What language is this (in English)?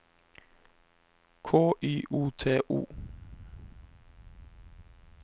Norwegian